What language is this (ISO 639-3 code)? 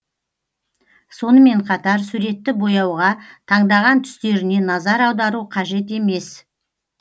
kaz